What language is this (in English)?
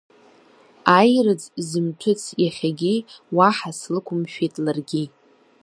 Abkhazian